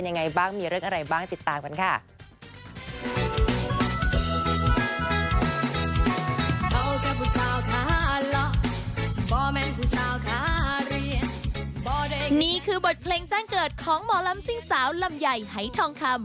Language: Thai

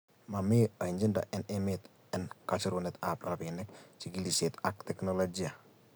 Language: Kalenjin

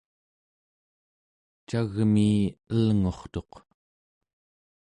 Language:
Central Yupik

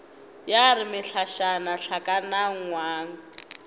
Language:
Northern Sotho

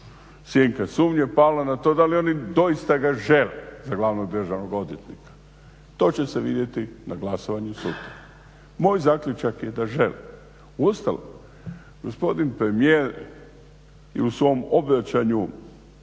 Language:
Croatian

